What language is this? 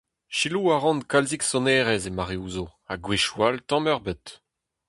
Breton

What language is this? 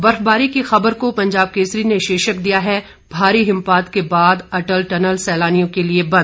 Hindi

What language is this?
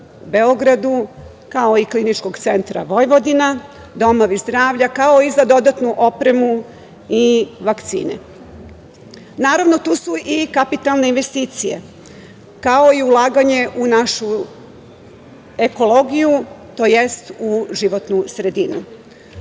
Serbian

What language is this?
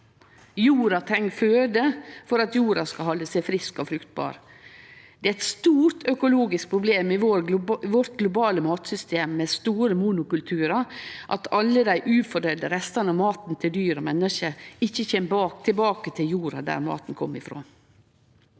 Norwegian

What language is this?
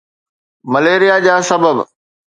Sindhi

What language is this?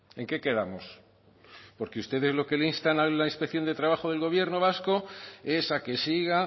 Spanish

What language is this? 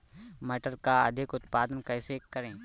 Hindi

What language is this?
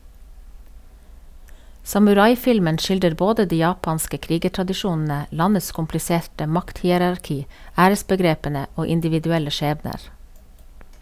Norwegian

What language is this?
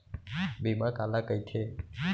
Chhattisgarhi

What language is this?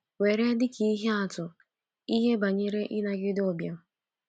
Igbo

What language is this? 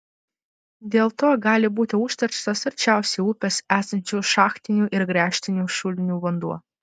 Lithuanian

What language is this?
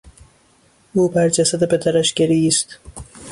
Persian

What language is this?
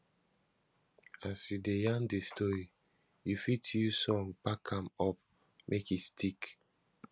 Nigerian Pidgin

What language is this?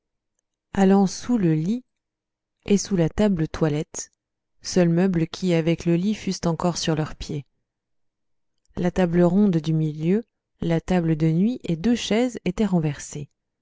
French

